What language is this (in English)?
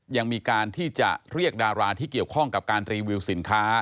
Thai